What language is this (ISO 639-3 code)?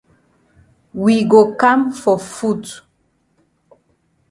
wes